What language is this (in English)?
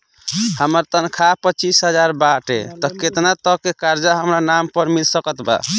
Bhojpuri